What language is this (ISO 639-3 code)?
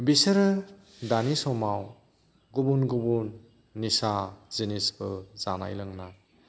brx